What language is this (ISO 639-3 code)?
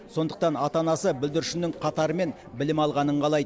kaz